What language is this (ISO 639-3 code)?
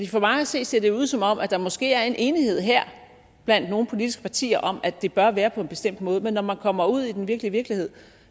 dan